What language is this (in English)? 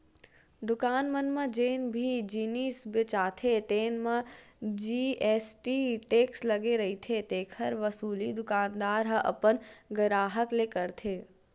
Chhattisgarhi